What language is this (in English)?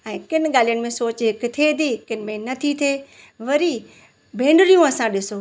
Sindhi